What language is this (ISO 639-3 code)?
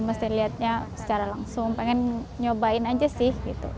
ind